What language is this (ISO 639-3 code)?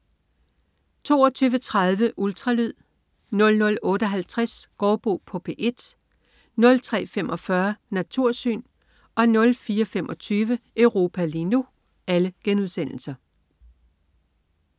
dan